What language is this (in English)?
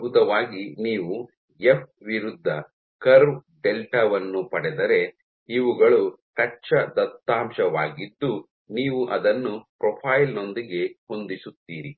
Kannada